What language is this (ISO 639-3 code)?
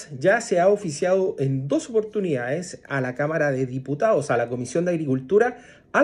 spa